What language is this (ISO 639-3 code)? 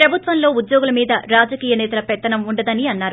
tel